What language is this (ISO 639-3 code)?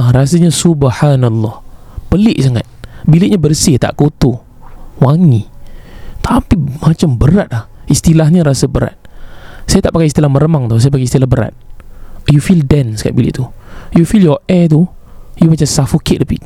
msa